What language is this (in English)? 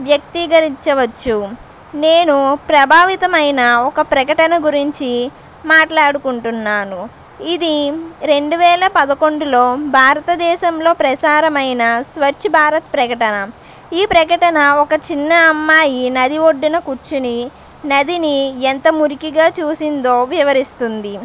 Telugu